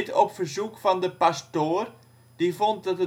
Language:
Dutch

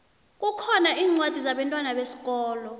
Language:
South Ndebele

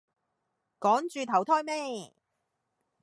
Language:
Cantonese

